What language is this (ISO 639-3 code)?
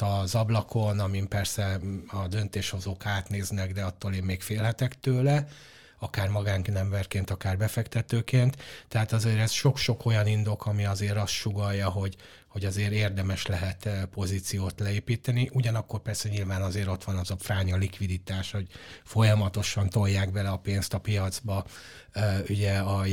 hun